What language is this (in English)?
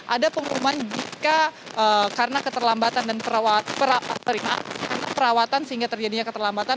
Indonesian